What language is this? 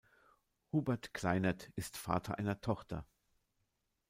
German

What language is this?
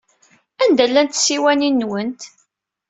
Kabyle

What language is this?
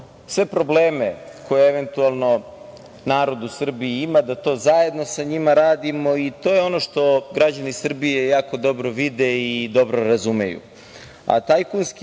Serbian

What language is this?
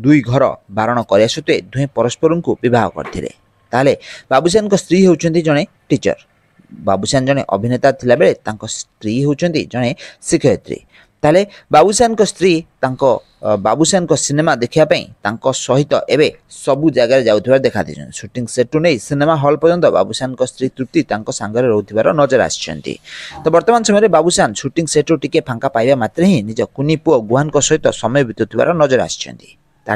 Bangla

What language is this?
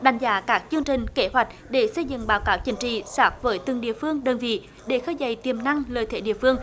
Vietnamese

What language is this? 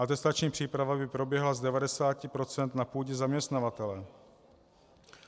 Czech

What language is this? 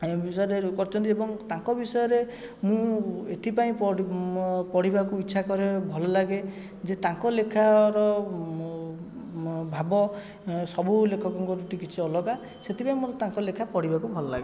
Odia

